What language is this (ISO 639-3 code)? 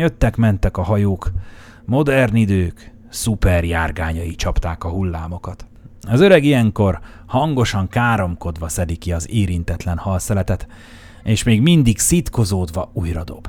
hun